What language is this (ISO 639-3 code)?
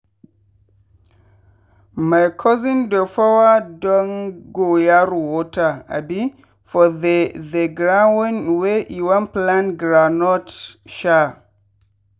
pcm